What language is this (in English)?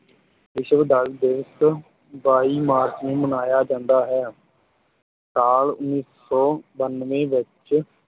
Punjabi